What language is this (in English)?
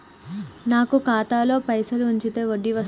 Telugu